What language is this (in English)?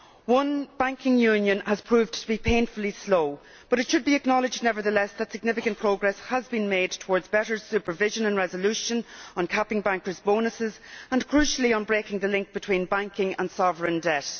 English